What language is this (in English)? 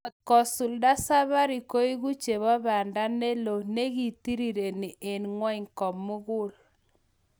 Kalenjin